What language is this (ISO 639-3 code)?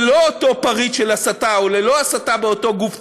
heb